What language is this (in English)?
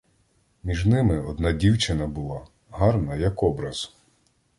Ukrainian